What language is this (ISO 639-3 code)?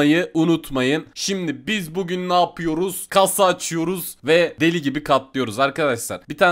tur